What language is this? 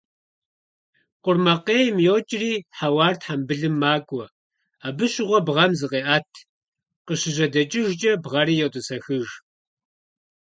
Kabardian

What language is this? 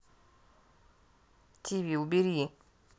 Russian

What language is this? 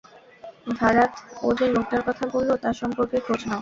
Bangla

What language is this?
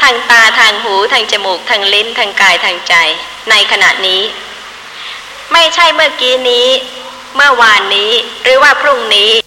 Thai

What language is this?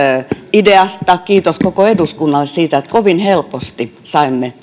Finnish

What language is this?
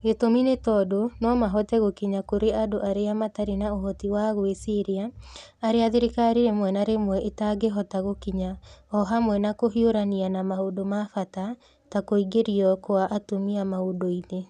Kikuyu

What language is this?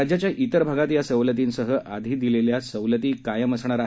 Marathi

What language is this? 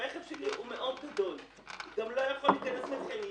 Hebrew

